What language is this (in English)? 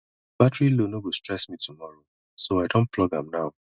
Nigerian Pidgin